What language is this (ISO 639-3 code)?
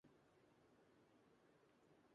urd